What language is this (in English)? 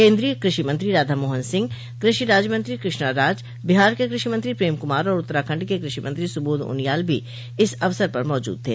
Hindi